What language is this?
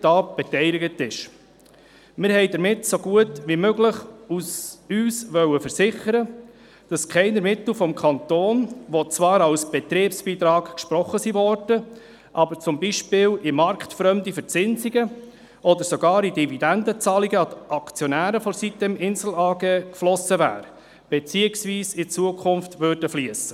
Swiss German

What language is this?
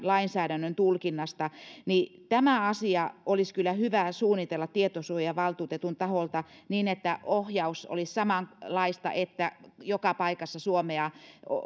Finnish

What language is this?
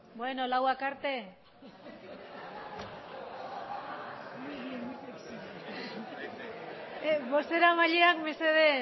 Basque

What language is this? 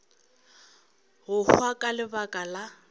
Northern Sotho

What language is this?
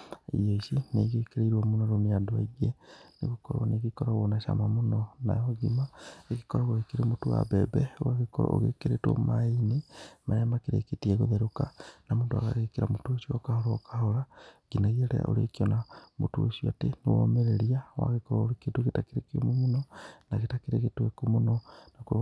Kikuyu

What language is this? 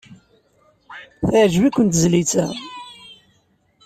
Kabyle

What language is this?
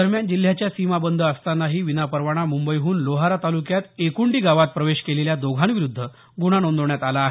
Marathi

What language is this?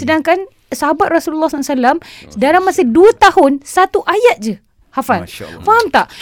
Malay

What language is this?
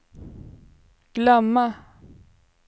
Swedish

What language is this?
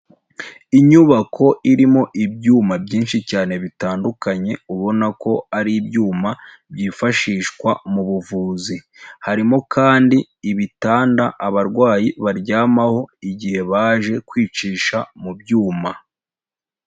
Kinyarwanda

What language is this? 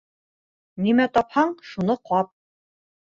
Bashkir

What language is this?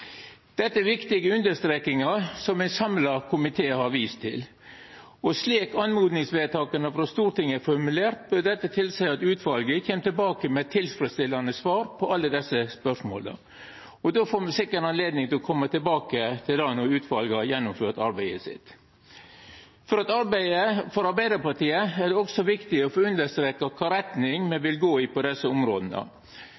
Norwegian Nynorsk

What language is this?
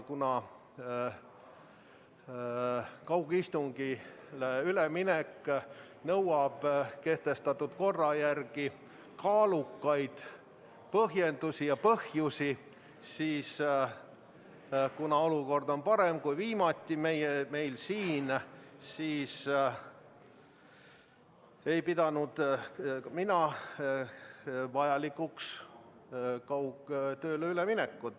Estonian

